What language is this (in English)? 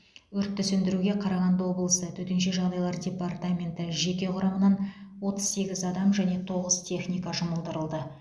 Kazakh